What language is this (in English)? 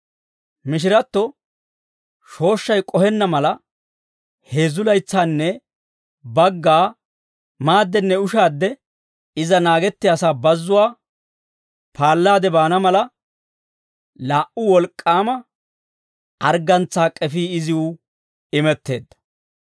Dawro